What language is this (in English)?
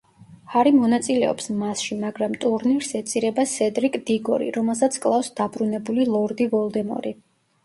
Georgian